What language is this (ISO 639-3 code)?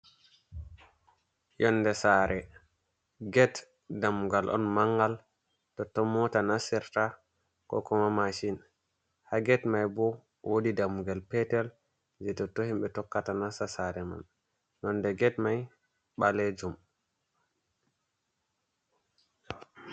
ful